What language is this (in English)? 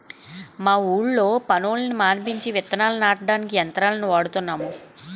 Telugu